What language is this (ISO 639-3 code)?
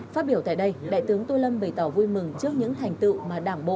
vie